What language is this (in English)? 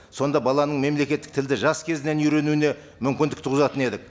Kazakh